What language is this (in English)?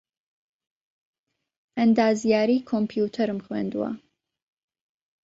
Central Kurdish